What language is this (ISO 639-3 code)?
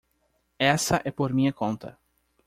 por